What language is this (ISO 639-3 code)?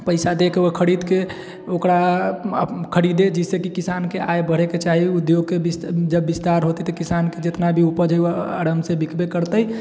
mai